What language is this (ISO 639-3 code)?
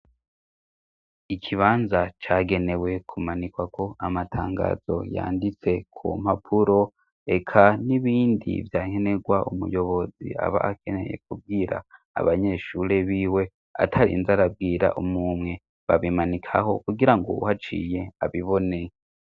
run